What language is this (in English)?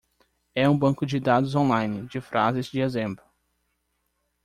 Portuguese